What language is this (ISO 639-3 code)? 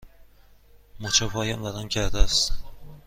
fas